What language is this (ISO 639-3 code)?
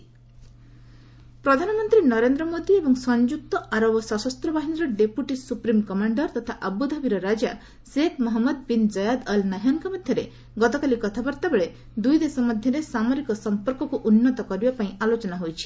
ori